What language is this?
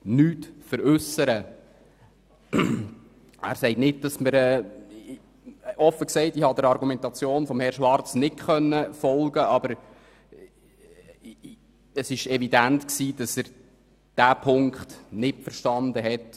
Swiss German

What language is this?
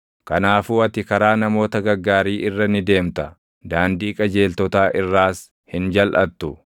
Oromo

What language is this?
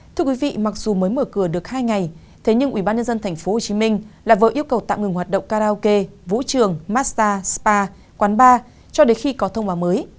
Vietnamese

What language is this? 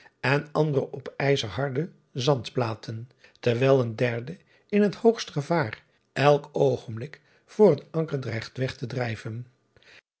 Dutch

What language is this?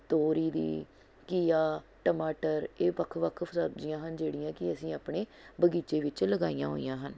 Punjabi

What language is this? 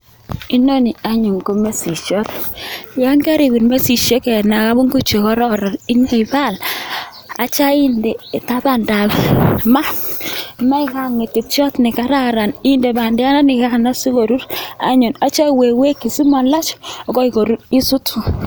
Kalenjin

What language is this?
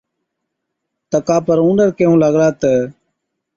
Od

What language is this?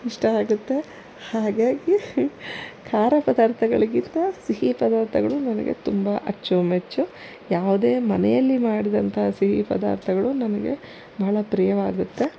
Kannada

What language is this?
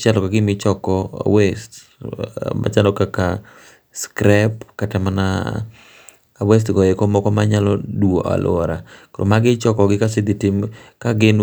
Luo (Kenya and Tanzania)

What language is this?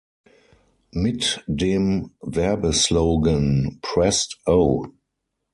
German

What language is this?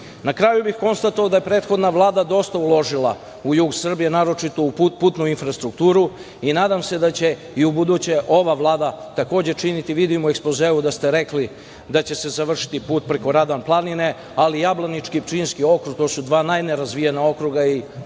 Serbian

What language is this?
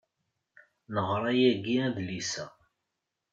Kabyle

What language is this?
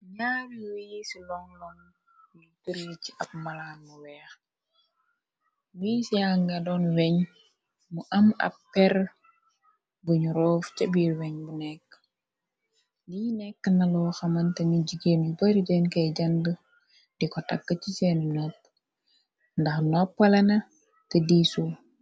Wolof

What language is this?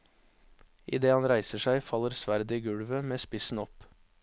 Norwegian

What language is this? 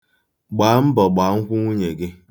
Igbo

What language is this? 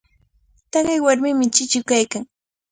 Cajatambo North Lima Quechua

